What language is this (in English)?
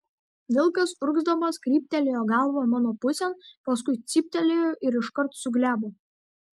Lithuanian